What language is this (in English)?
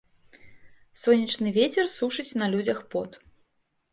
Belarusian